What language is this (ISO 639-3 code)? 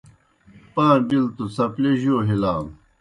plk